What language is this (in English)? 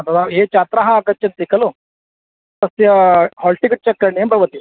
Sanskrit